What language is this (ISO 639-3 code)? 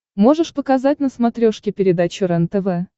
rus